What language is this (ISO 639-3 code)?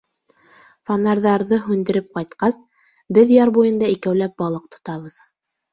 bak